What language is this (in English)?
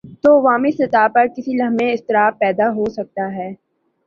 Urdu